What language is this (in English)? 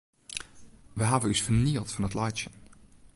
Western Frisian